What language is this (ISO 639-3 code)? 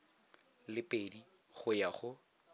tsn